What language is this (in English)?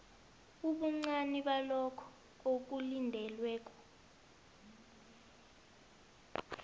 South Ndebele